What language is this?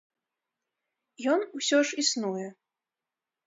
Belarusian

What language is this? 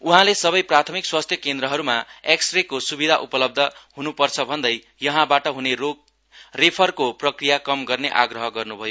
Nepali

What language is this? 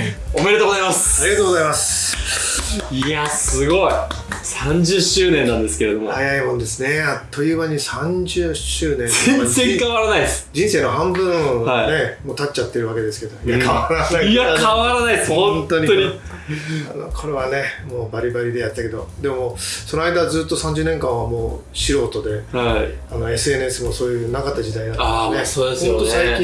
Japanese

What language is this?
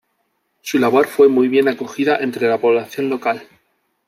Spanish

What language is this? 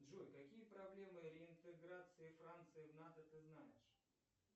Russian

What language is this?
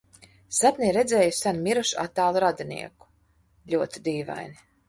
Latvian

